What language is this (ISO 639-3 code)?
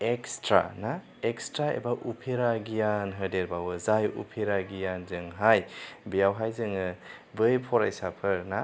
brx